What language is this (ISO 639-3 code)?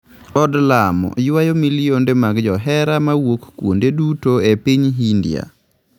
luo